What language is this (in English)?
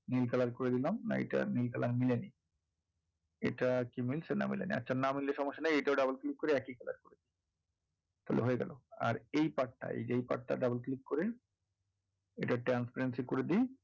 Bangla